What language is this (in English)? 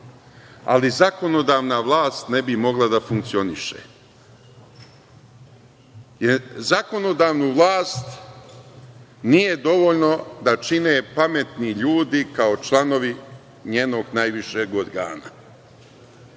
Serbian